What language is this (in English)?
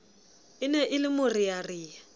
Southern Sotho